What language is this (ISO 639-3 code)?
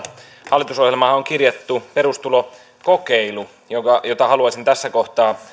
fin